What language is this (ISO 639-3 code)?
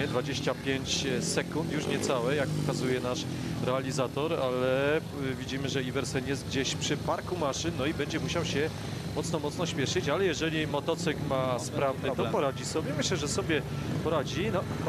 pol